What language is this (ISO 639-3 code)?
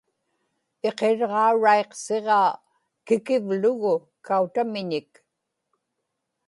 ipk